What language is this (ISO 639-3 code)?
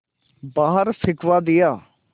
hin